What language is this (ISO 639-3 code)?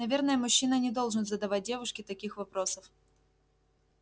rus